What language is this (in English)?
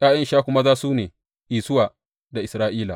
Hausa